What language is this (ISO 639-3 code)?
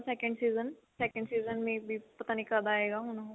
pan